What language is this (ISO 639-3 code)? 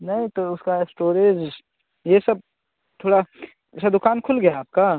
hin